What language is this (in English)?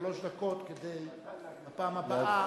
Hebrew